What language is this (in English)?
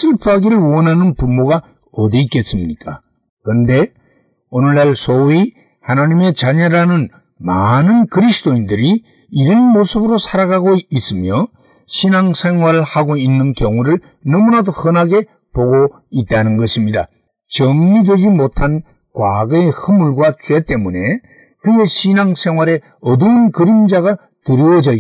Korean